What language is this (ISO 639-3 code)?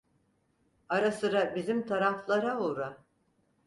tur